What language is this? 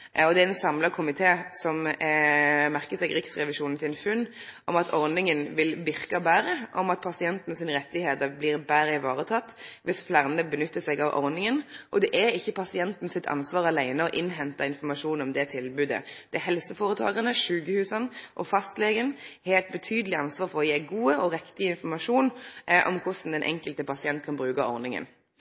Norwegian Nynorsk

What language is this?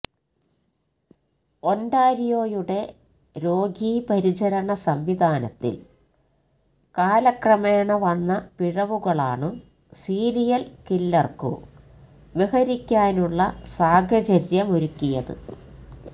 Malayalam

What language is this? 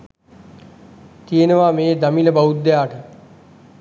Sinhala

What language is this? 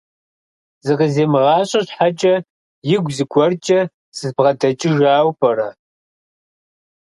Kabardian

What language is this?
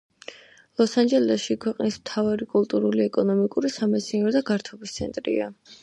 Georgian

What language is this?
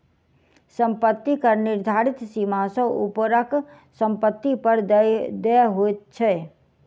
Maithili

